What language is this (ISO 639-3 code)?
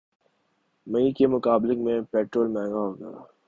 urd